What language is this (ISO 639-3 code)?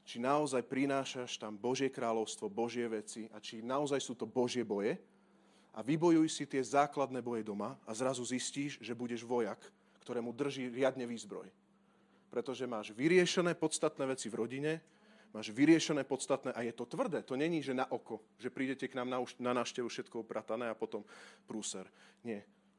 slk